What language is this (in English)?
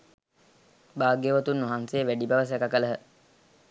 Sinhala